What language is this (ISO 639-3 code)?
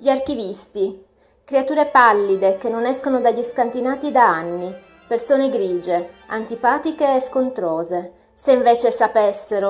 ita